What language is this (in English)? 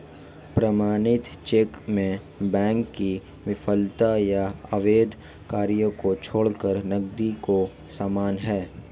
Hindi